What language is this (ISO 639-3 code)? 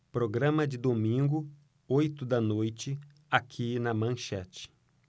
por